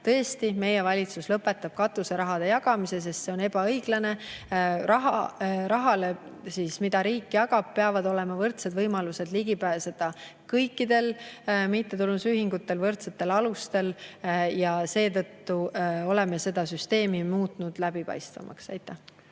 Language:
Estonian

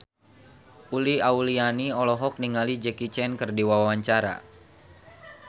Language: Sundanese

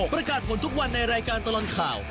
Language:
Thai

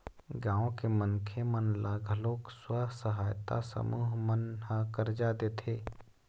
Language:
Chhattisgarhi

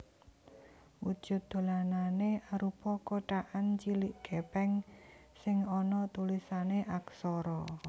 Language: Javanese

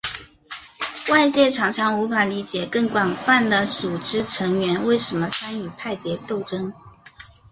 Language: Chinese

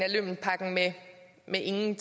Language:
Danish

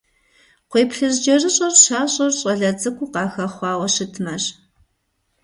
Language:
Kabardian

